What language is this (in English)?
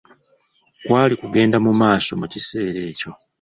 Ganda